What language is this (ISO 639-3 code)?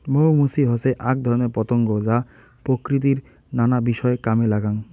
ben